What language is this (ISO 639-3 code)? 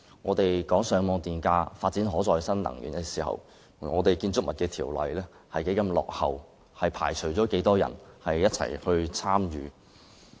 yue